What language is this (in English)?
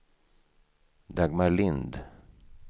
Swedish